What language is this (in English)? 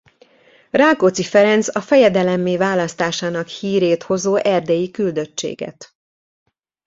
Hungarian